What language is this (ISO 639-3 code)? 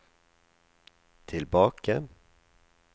nor